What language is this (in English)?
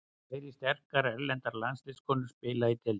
Icelandic